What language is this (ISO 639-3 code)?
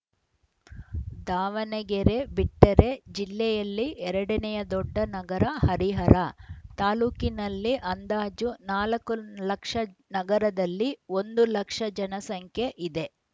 kan